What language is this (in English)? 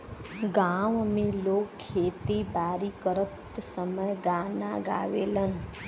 Bhojpuri